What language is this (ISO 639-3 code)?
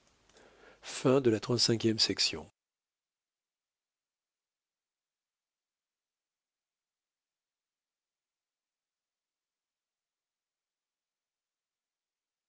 fra